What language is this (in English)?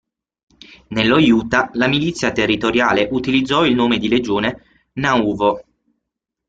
Italian